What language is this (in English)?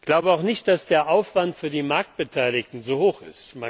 German